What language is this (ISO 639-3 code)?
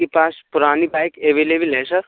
hin